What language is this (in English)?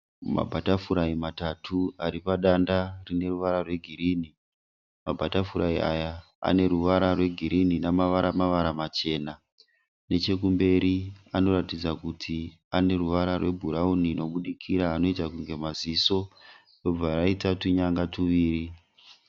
Shona